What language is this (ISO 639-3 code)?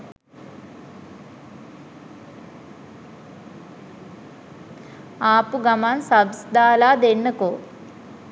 sin